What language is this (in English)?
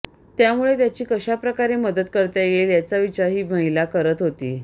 Marathi